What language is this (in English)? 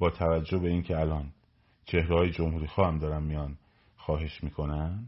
Persian